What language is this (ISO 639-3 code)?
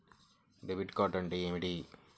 tel